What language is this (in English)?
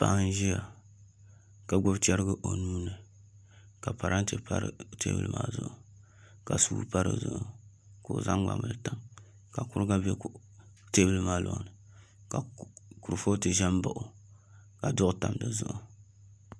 Dagbani